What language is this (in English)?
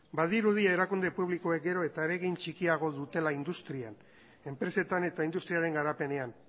Basque